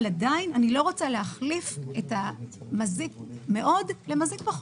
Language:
Hebrew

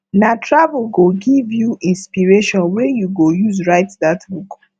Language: Nigerian Pidgin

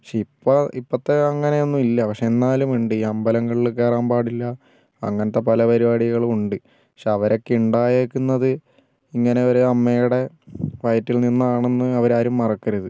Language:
Malayalam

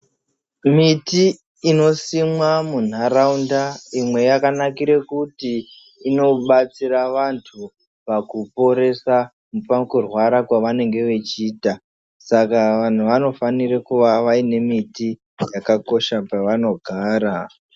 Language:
Ndau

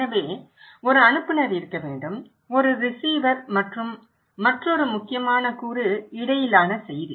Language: Tamil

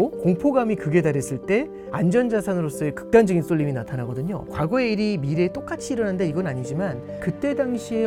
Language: Korean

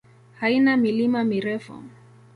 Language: Swahili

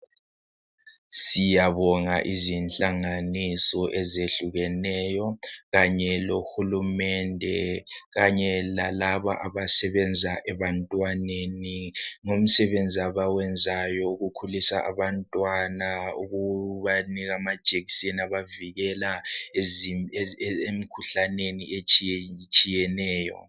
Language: North Ndebele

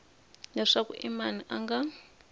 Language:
Tsonga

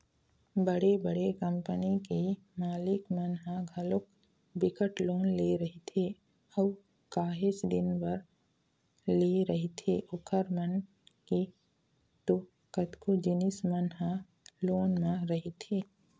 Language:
Chhattisgarhi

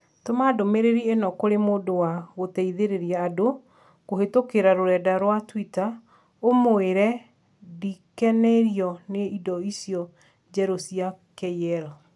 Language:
Kikuyu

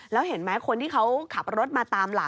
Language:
Thai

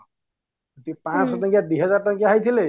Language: Odia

